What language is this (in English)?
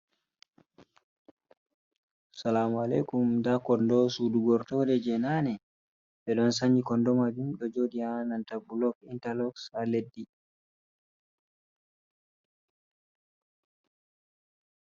Fula